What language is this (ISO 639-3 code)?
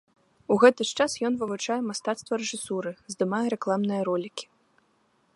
bel